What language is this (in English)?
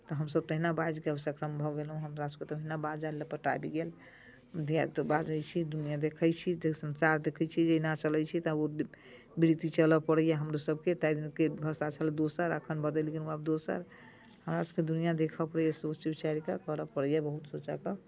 Maithili